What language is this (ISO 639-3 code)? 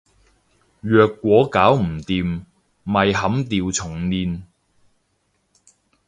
yue